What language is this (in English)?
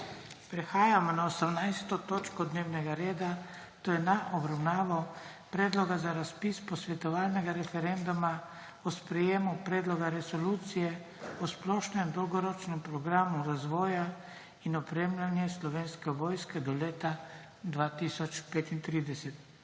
Slovenian